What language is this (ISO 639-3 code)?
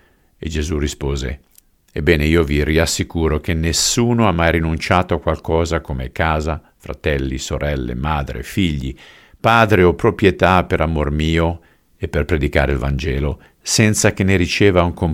ita